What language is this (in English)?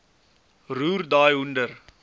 Afrikaans